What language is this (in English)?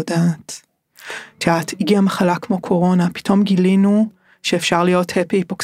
Hebrew